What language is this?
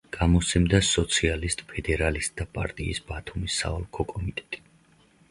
Georgian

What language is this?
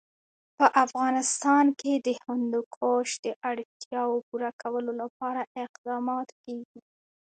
Pashto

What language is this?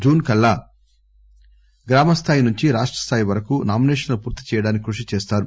Telugu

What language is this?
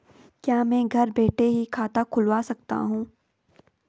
Hindi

